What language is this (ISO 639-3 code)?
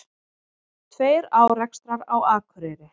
isl